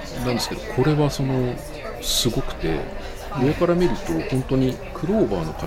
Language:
Japanese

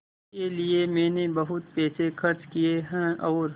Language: Hindi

